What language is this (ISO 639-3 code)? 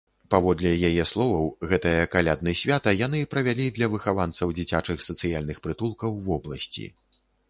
bel